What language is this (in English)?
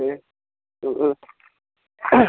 Bodo